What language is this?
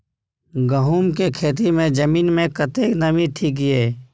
Maithili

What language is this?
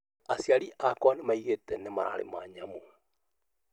Kikuyu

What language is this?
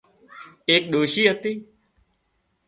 Wadiyara Koli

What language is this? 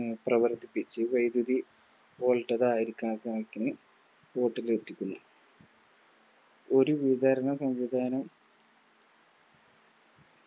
Malayalam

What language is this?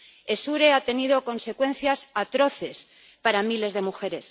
Spanish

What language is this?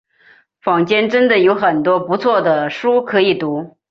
Chinese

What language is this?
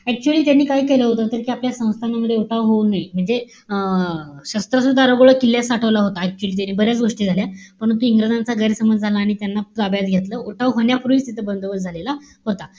Marathi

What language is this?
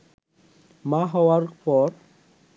Bangla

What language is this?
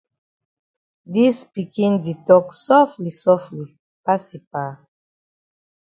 Cameroon Pidgin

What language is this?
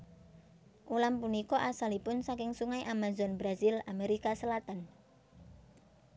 Javanese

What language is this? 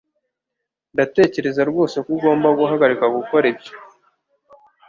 Kinyarwanda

